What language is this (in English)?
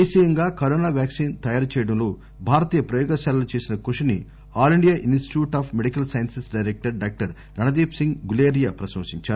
Telugu